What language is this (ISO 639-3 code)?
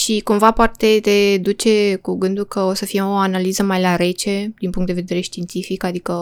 ron